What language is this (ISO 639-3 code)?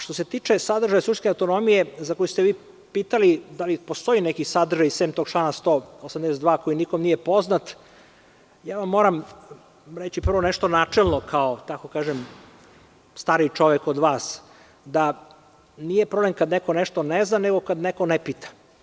srp